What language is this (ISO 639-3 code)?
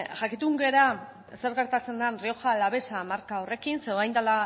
eus